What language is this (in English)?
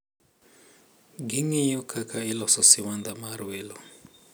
Luo (Kenya and Tanzania)